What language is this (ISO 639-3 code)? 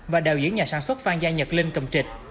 vie